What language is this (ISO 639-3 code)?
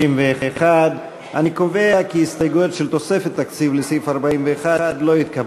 heb